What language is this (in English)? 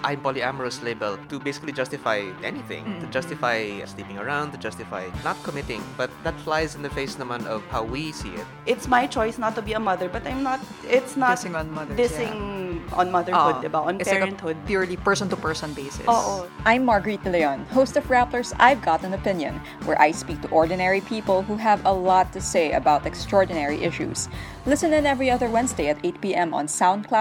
Filipino